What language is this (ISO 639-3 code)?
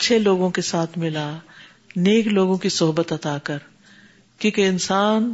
urd